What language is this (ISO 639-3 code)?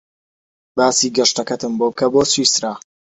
ckb